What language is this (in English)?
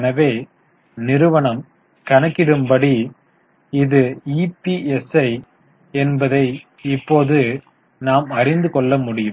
Tamil